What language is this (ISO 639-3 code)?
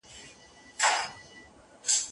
pus